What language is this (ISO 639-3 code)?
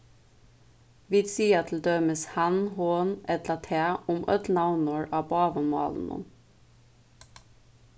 fao